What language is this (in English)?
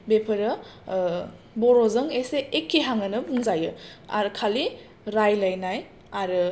Bodo